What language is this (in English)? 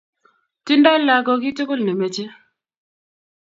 Kalenjin